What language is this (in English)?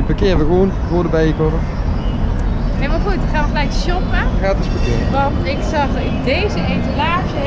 Dutch